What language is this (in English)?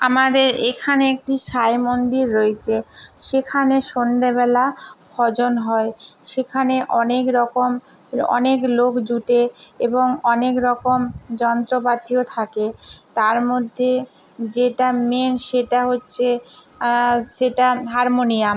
Bangla